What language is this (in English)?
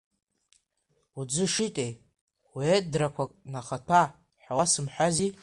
Abkhazian